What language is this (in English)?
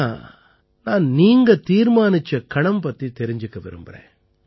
Tamil